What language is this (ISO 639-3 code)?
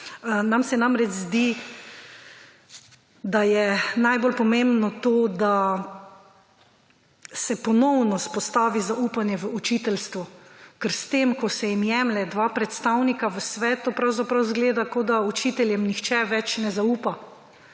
slv